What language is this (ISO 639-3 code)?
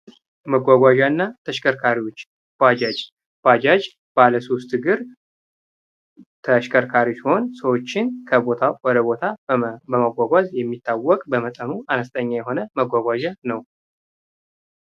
amh